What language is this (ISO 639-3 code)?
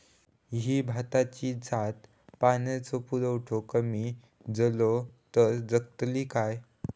mar